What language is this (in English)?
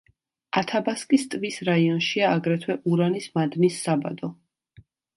Georgian